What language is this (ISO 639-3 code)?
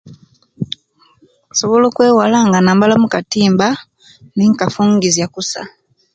lke